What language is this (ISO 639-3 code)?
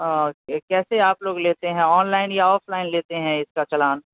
urd